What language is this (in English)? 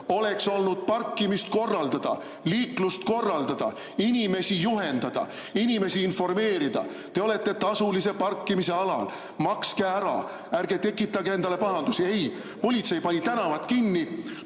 Estonian